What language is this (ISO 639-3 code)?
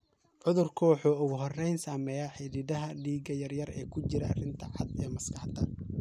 som